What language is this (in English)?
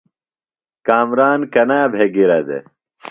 Phalura